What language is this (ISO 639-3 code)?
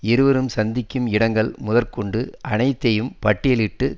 tam